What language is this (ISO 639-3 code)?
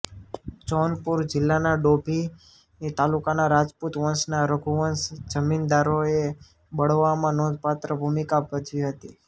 guj